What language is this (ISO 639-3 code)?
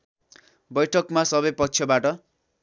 nep